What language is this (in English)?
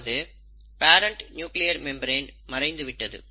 Tamil